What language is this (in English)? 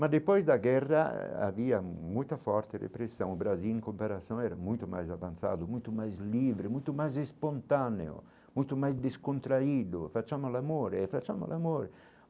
Portuguese